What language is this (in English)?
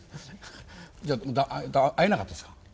Japanese